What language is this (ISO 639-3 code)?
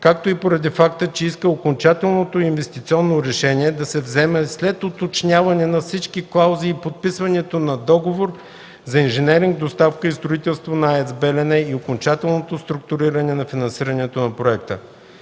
bul